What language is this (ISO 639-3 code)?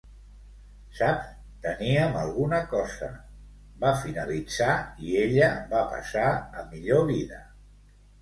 cat